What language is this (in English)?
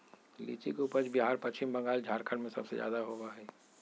Magahi